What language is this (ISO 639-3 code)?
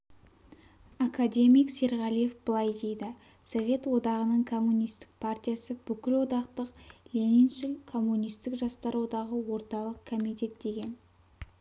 kaz